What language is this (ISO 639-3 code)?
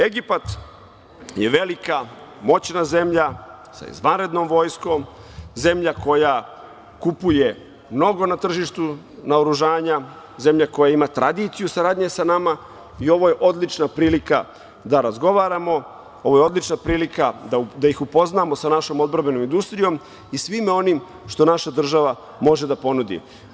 srp